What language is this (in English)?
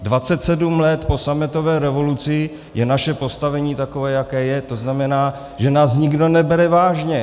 Czech